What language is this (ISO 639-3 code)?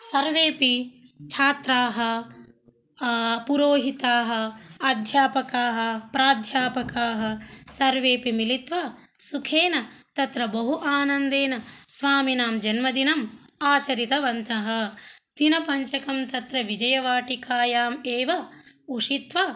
san